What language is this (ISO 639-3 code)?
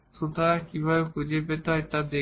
ben